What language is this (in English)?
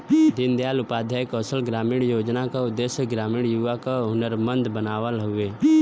Bhojpuri